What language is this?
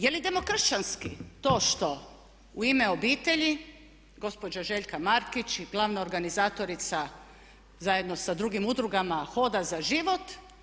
Croatian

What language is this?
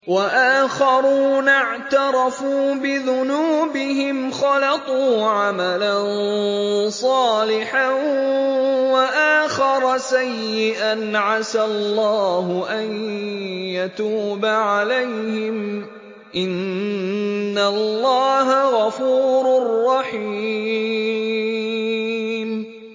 Arabic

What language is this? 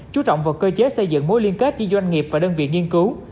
Vietnamese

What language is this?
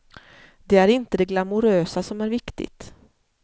Swedish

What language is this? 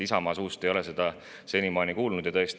Estonian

